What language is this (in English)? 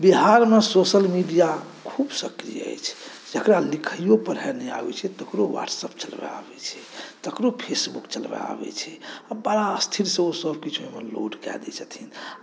Maithili